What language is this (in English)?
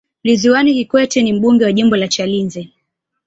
Swahili